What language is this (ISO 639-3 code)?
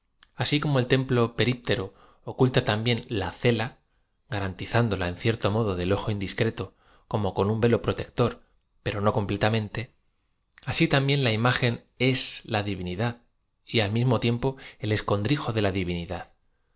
spa